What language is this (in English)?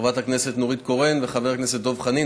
Hebrew